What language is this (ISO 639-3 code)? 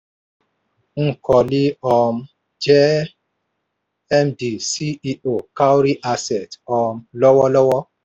yor